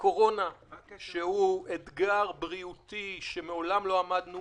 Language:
Hebrew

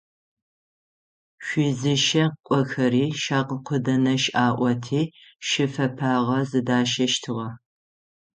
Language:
Adyghe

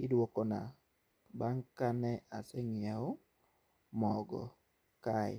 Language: Luo (Kenya and Tanzania)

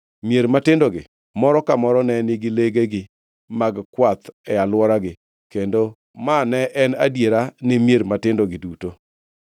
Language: Luo (Kenya and Tanzania)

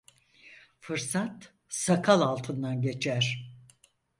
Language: Turkish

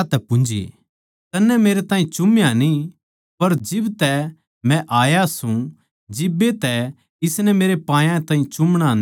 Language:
Haryanvi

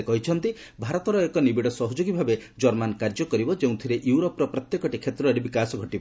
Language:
Odia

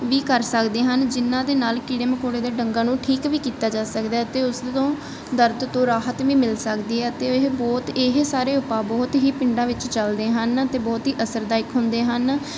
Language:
Punjabi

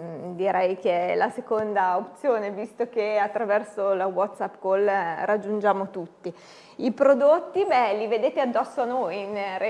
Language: Italian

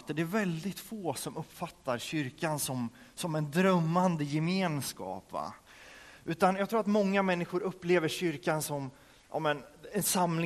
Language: Swedish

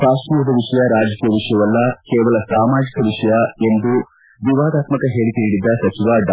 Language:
Kannada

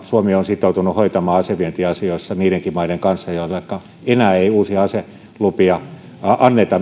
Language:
Finnish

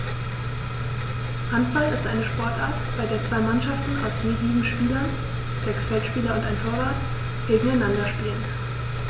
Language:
German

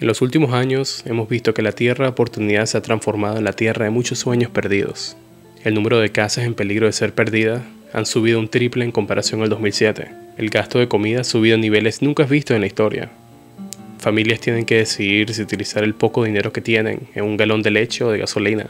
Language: Spanish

